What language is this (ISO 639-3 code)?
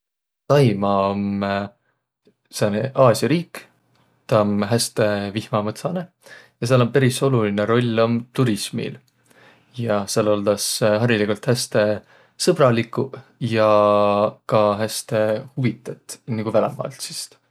vro